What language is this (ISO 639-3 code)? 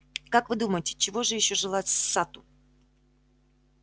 rus